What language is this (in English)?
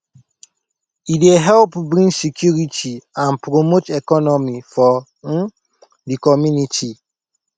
Nigerian Pidgin